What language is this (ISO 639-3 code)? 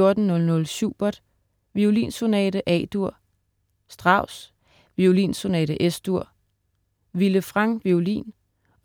dan